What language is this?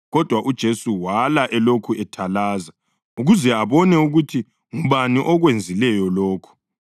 North Ndebele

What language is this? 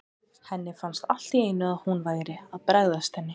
Icelandic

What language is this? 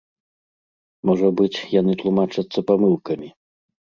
Belarusian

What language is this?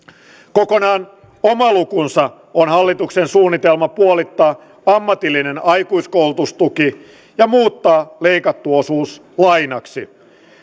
Finnish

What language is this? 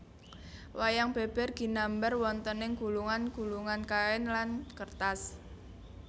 Javanese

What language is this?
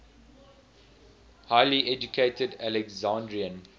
English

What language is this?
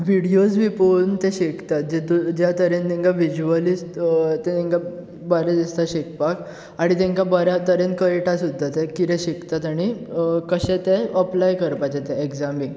Konkani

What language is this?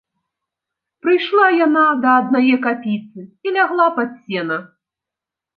Belarusian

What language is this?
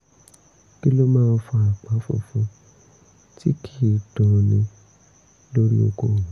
Yoruba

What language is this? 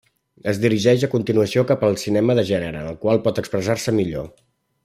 Catalan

